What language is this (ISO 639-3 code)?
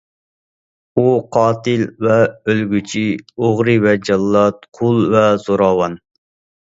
uig